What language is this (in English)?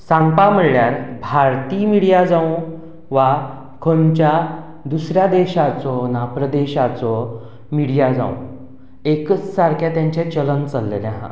Konkani